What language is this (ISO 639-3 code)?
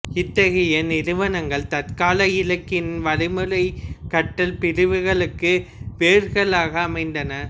tam